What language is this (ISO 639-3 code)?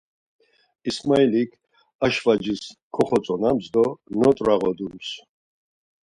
lzz